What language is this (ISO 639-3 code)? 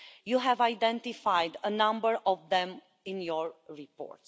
eng